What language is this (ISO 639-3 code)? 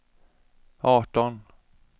swe